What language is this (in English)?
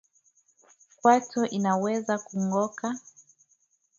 Swahili